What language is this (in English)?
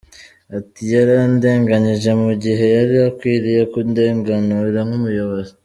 Kinyarwanda